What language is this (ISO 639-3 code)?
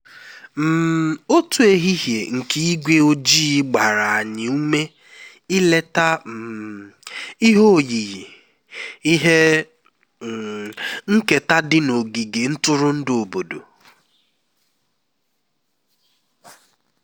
ibo